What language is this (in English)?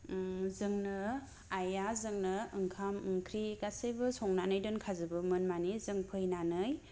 Bodo